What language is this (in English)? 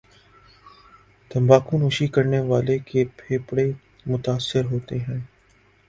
Urdu